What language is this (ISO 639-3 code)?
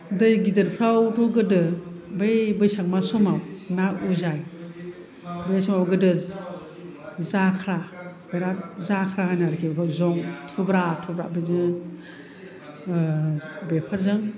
brx